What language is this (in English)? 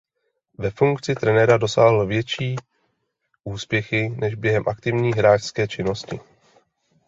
Czech